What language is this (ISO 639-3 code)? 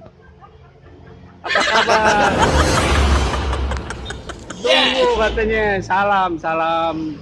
ind